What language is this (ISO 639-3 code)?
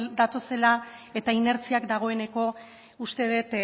eus